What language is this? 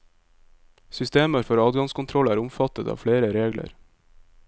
Norwegian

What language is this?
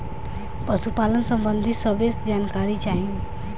Bhojpuri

